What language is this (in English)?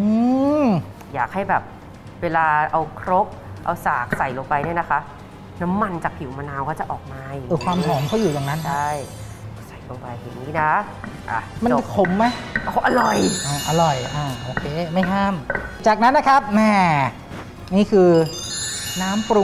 Thai